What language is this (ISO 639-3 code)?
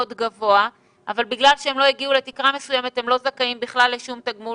heb